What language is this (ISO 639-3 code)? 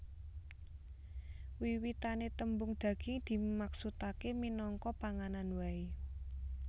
jav